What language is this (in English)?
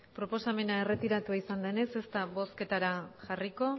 Basque